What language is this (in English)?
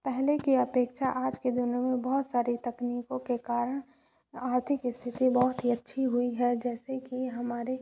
Hindi